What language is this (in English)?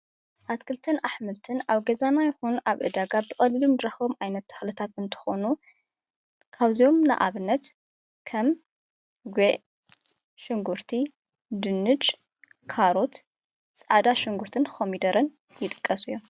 Tigrinya